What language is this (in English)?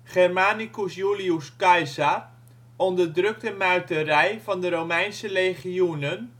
Dutch